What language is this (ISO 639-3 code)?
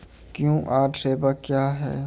mai